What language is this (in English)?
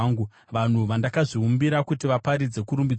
Shona